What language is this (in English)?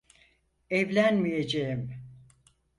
Turkish